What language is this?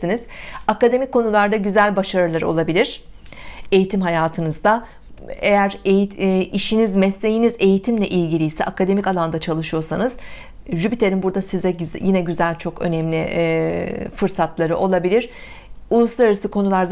Turkish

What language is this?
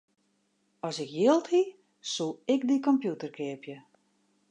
Western Frisian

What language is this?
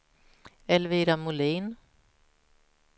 Swedish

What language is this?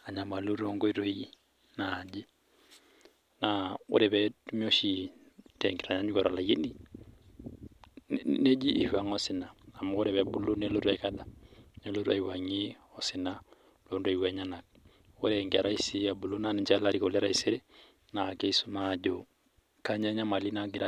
Masai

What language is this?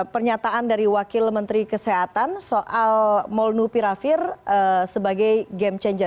Indonesian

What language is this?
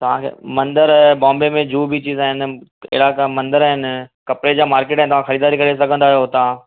Sindhi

